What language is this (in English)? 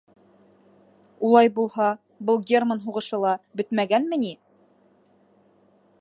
Bashkir